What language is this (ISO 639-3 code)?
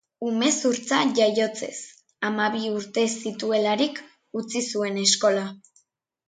eus